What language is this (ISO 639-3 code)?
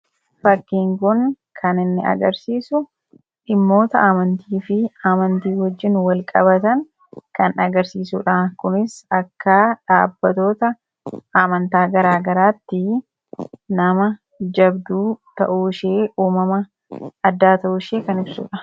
orm